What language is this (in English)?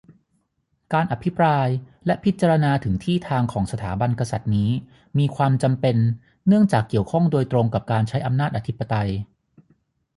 Thai